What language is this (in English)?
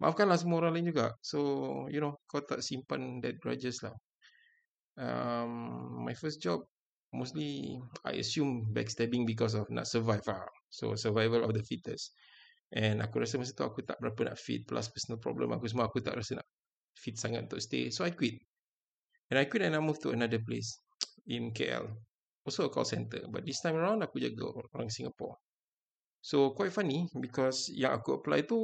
Malay